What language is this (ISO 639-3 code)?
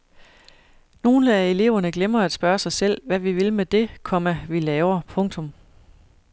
dan